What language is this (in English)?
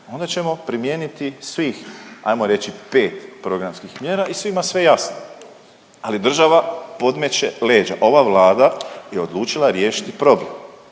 Croatian